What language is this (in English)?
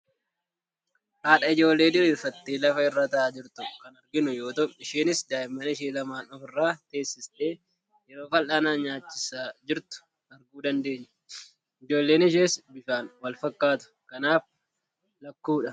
Oromo